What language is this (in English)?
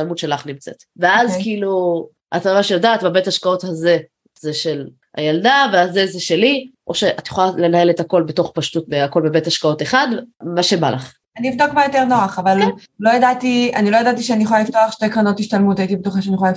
Hebrew